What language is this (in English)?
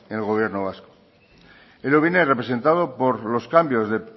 Spanish